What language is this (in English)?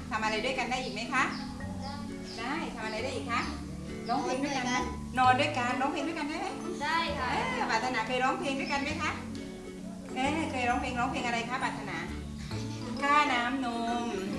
Thai